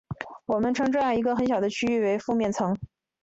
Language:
Chinese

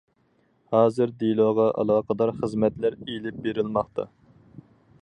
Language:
Uyghur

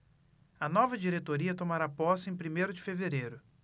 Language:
Portuguese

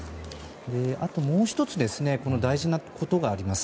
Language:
Japanese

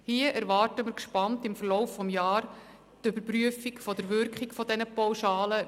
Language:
Swiss German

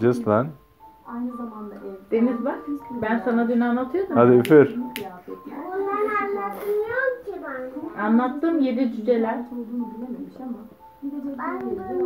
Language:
Spanish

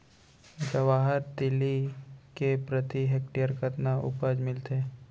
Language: Chhattisgarhi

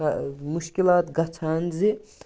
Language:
Kashmiri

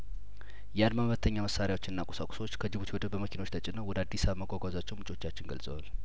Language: Amharic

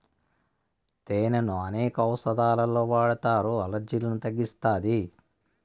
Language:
Telugu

